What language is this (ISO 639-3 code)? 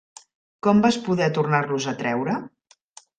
cat